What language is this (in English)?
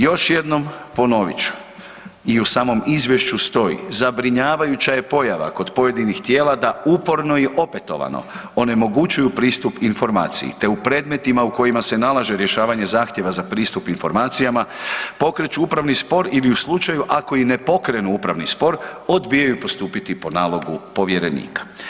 Croatian